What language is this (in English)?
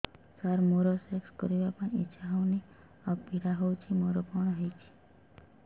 Odia